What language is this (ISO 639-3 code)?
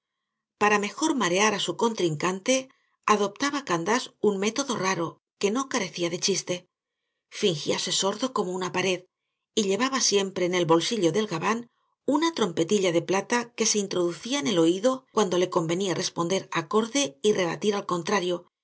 spa